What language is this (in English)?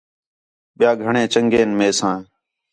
Khetrani